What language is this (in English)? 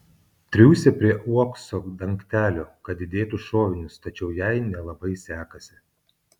Lithuanian